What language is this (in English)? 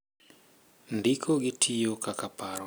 Luo (Kenya and Tanzania)